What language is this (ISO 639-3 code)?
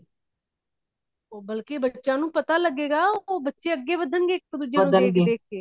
pan